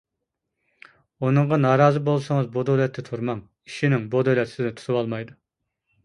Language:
Uyghur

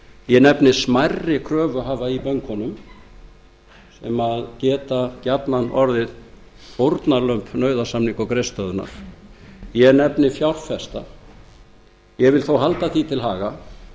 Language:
Icelandic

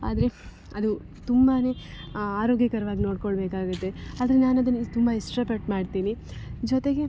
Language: Kannada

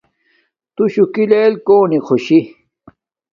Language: Domaaki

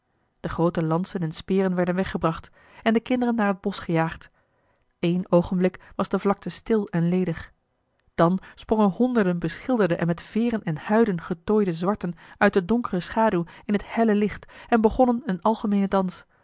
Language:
Dutch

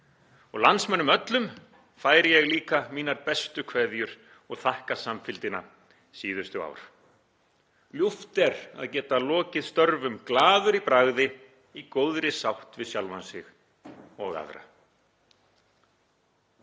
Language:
Icelandic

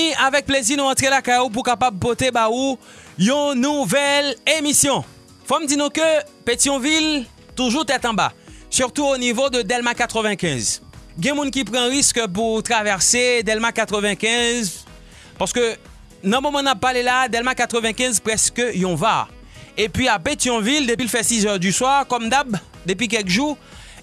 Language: French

